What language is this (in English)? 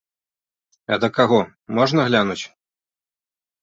Belarusian